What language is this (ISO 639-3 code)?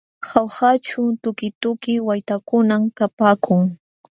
qxw